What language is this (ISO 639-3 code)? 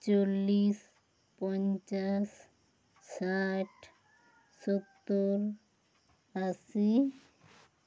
sat